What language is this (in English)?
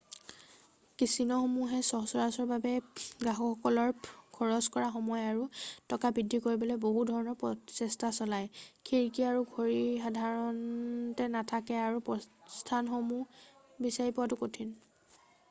Assamese